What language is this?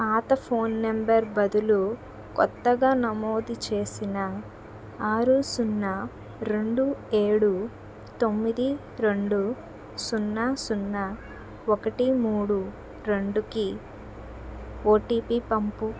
Telugu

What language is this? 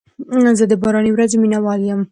Pashto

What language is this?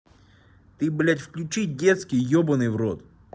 Russian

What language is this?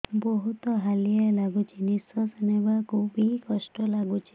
Odia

